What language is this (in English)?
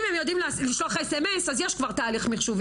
Hebrew